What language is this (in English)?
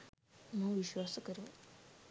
Sinhala